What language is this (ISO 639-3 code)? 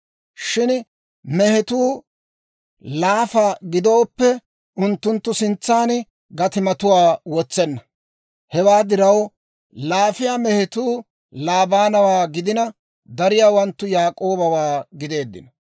dwr